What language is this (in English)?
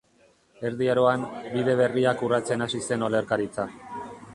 Basque